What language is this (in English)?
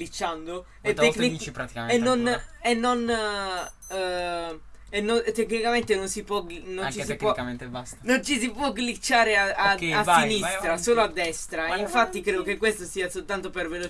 Italian